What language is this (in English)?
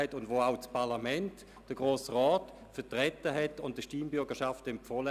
Swiss German